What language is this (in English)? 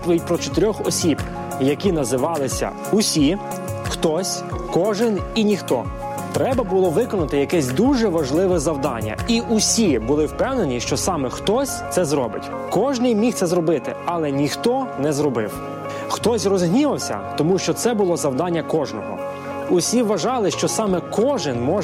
Ukrainian